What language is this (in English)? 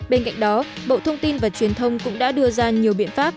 Vietnamese